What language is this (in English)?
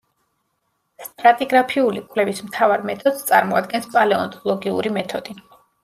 Georgian